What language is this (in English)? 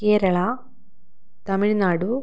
Malayalam